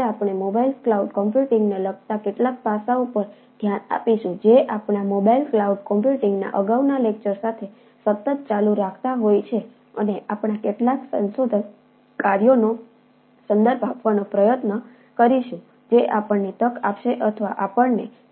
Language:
Gujarati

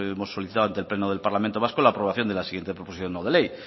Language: Spanish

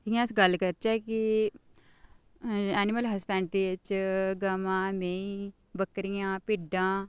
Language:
Dogri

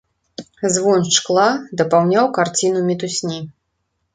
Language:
Belarusian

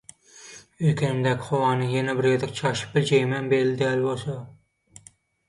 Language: Turkmen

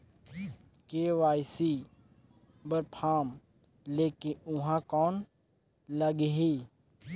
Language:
Chhattisgarhi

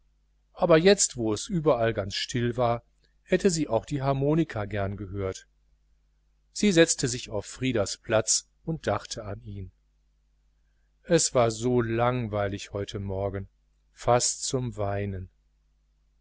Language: German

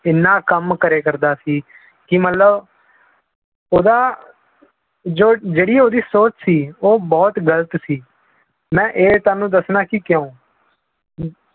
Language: Punjabi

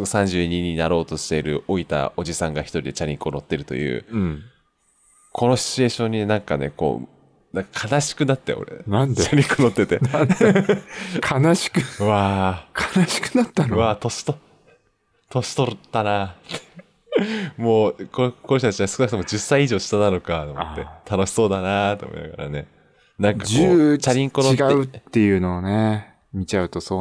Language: Japanese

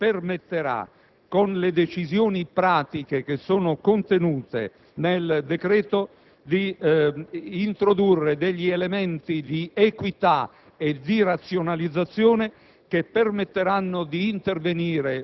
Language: Italian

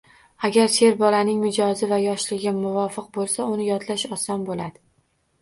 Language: Uzbek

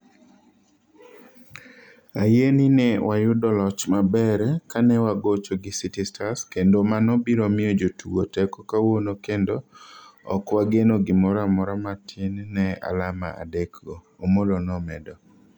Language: Luo (Kenya and Tanzania)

